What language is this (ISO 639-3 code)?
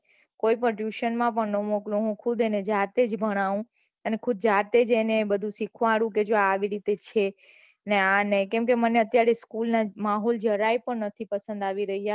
guj